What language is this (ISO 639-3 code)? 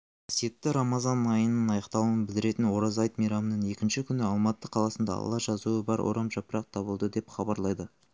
kaz